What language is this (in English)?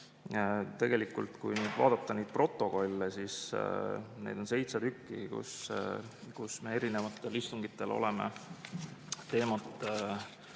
Estonian